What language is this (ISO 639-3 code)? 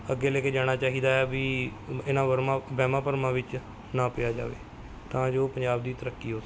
pan